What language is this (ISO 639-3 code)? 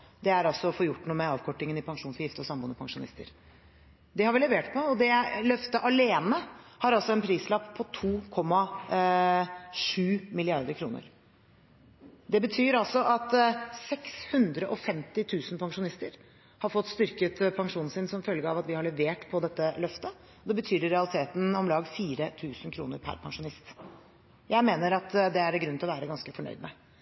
nob